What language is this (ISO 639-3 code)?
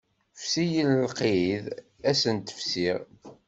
kab